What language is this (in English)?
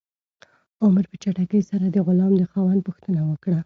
Pashto